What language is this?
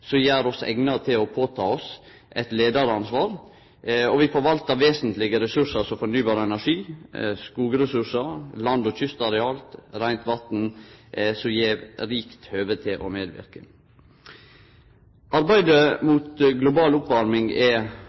Norwegian Nynorsk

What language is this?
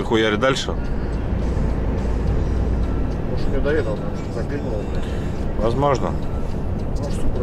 Russian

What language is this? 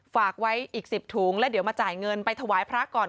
Thai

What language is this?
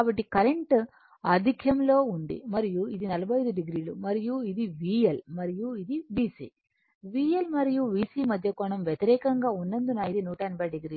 Telugu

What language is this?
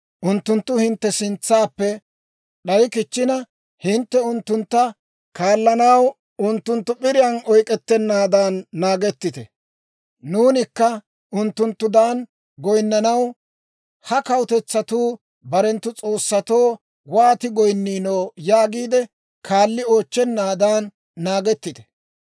Dawro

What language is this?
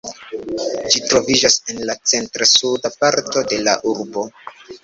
Esperanto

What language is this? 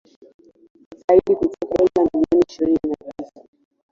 Swahili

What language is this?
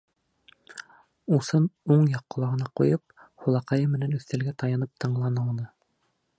Bashkir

